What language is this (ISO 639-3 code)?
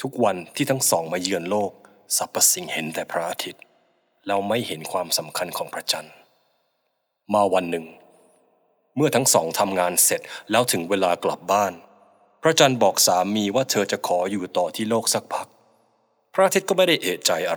tha